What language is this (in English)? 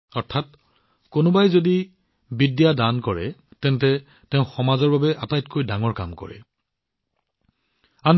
Assamese